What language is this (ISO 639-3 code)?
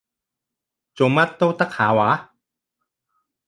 yue